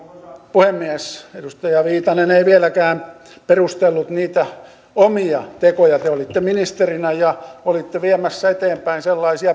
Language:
Finnish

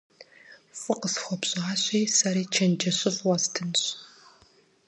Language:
Kabardian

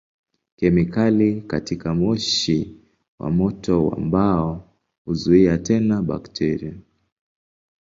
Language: Swahili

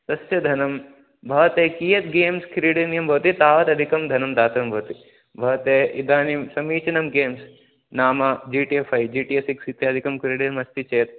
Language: Sanskrit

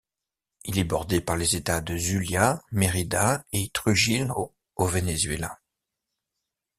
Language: French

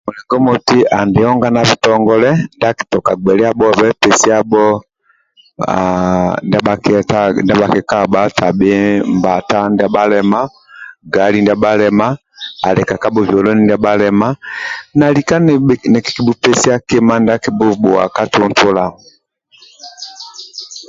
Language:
Amba (Uganda)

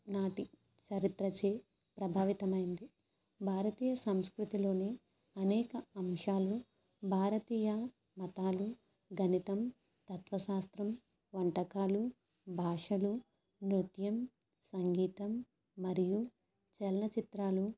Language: Telugu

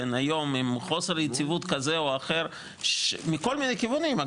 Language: Hebrew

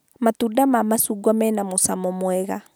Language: Kikuyu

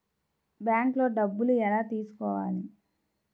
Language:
Telugu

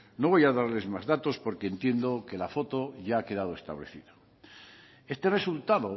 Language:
Spanish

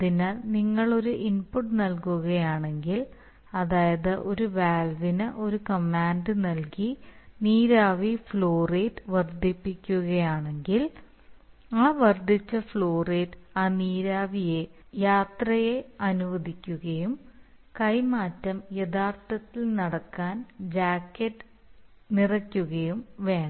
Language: Malayalam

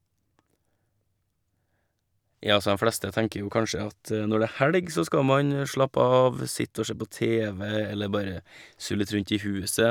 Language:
Norwegian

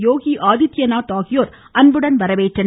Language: Tamil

